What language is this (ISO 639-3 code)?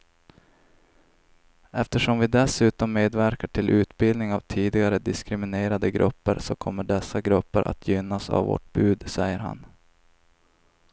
swe